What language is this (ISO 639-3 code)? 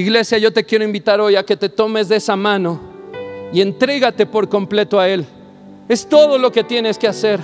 spa